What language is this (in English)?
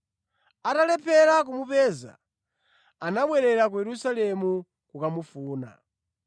Nyanja